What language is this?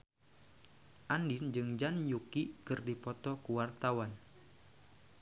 Sundanese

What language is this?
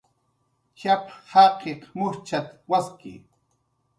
Jaqaru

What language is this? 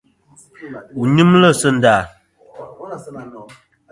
Kom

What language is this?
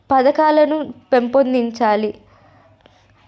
Telugu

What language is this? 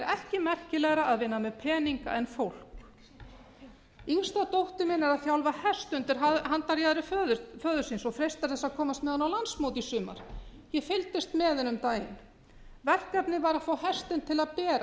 Icelandic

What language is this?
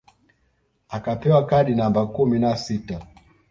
Swahili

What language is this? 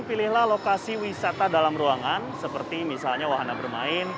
Indonesian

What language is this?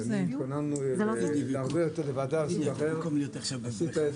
Hebrew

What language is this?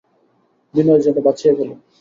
Bangla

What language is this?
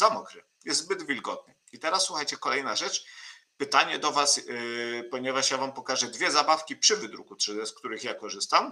Polish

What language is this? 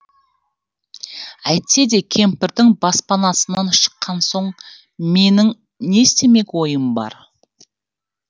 Kazakh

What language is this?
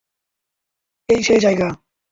Bangla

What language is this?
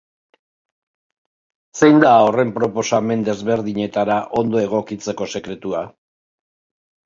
Basque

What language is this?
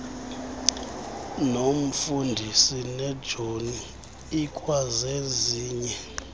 Xhosa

